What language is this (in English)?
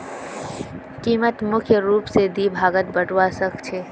Magahi